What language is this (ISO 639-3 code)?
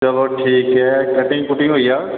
doi